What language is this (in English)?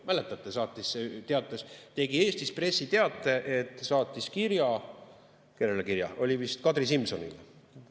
Estonian